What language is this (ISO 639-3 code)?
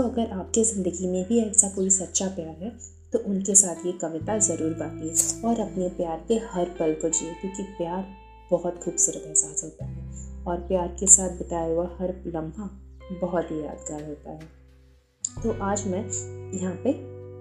hin